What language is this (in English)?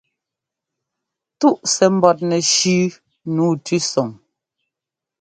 Ngomba